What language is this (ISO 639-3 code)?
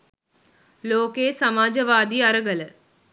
sin